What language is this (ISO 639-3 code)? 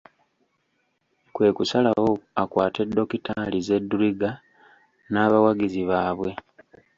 lug